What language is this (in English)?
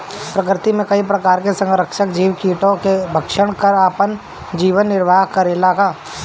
Bhojpuri